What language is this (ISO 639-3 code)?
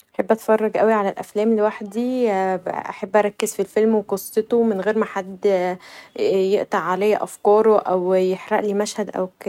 arz